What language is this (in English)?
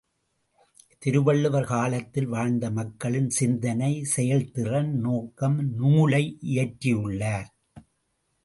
Tamil